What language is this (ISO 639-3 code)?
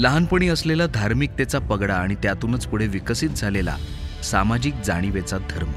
mar